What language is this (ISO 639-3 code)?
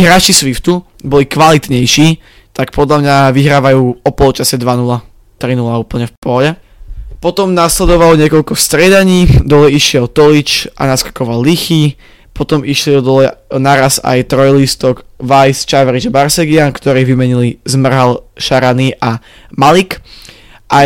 slk